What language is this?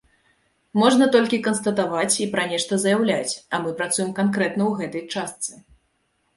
Belarusian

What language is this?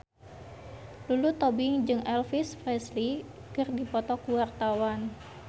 Sundanese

